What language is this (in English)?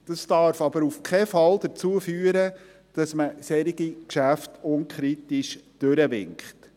Swiss German